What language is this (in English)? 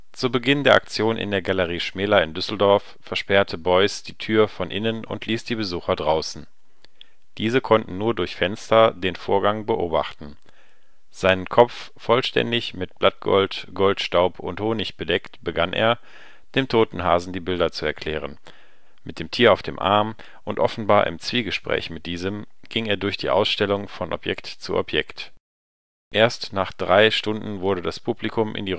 German